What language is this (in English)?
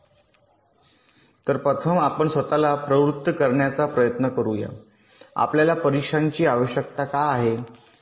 Marathi